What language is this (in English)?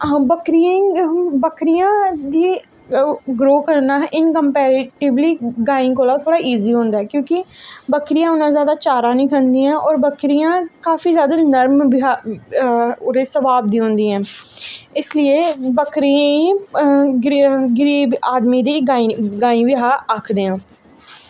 Dogri